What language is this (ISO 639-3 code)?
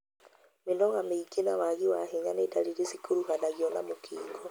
kik